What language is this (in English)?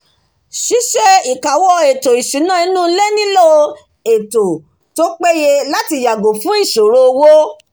Yoruba